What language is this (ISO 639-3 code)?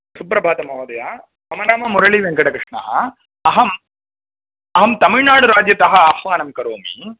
san